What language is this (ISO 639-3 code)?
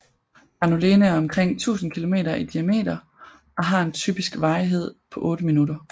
dan